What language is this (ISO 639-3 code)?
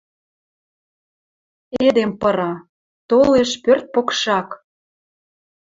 mrj